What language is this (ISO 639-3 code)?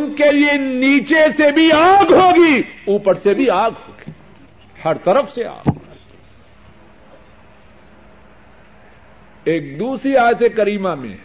urd